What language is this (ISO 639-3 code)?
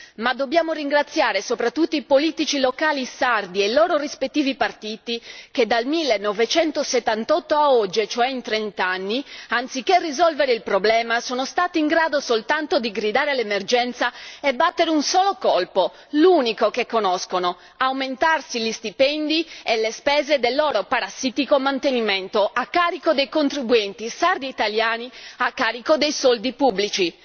ita